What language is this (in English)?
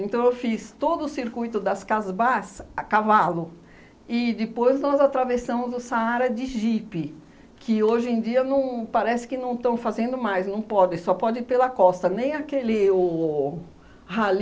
Portuguese